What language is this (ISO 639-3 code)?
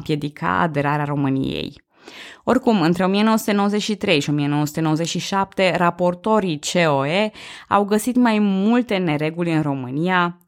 ron